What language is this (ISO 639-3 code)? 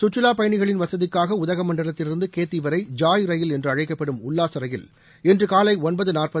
tam